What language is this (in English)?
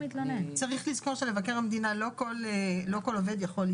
Hebrew